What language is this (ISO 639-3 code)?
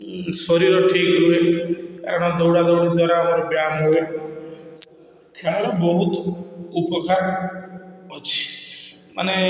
ori